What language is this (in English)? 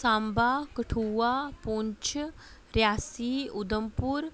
Dogri